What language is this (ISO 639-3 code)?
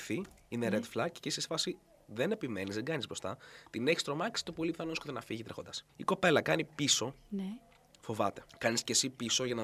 ell